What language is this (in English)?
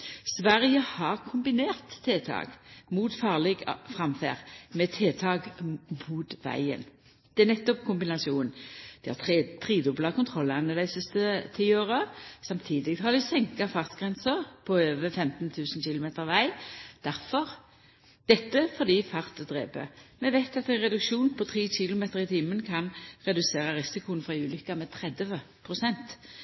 Norwegian Nynorsk